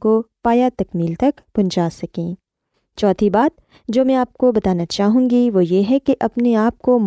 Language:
Urdu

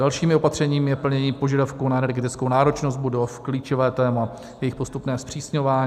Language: Czech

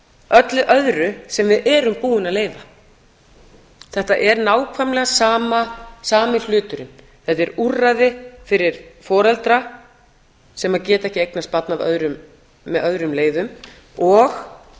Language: Icelandic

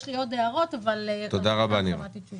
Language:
Hebrew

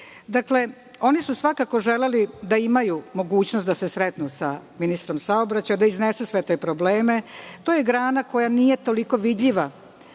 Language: Serbian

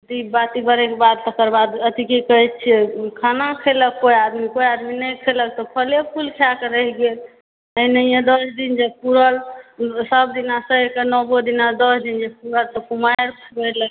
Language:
Maithili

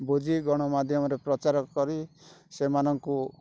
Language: Odia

